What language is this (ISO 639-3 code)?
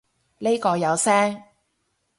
yue